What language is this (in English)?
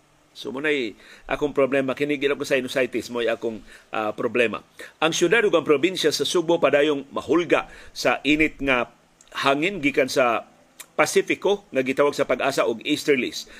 Filipino